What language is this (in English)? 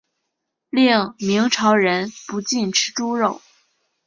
Chinese